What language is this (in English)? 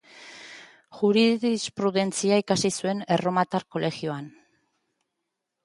Basque